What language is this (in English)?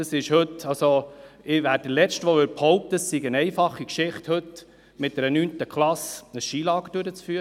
Swiss German